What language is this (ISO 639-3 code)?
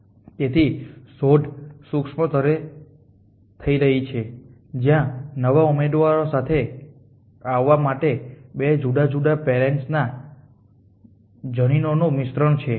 guj